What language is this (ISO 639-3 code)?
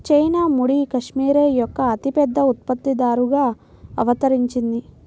tel